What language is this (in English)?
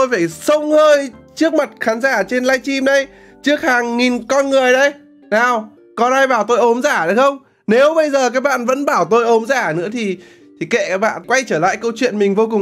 Vietnamese